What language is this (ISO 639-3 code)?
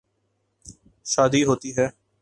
urd